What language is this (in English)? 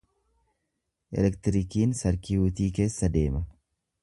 Oromo